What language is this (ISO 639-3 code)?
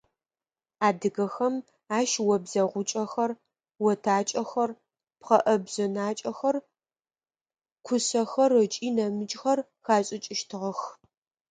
ady